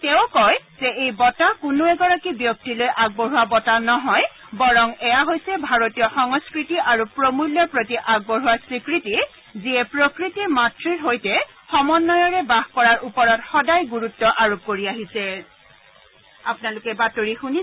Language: Assamese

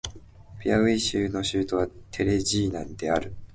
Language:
Japanese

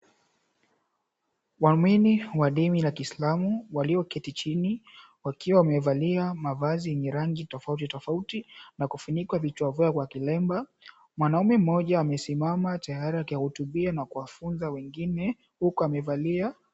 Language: Swahili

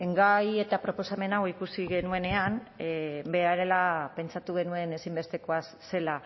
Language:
Basque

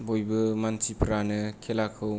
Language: Bodo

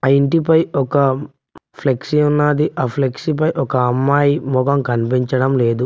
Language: Telugu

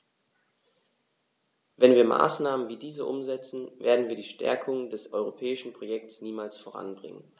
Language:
German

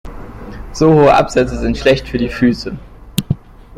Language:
German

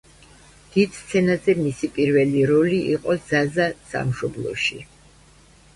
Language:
Georgian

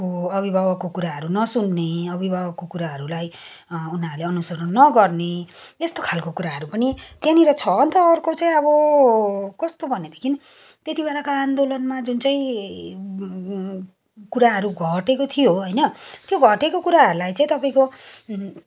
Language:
Nepali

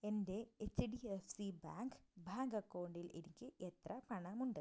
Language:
Malayalam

